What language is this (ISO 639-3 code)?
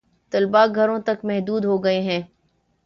urd